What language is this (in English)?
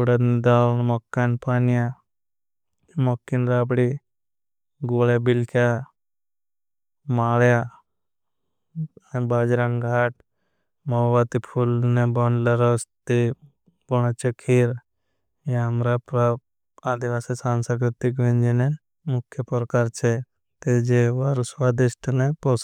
Bhili